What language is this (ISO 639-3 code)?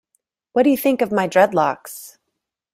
eng